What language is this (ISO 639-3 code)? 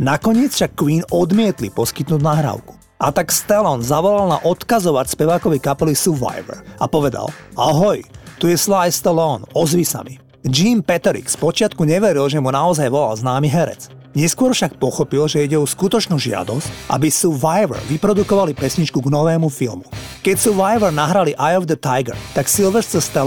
slk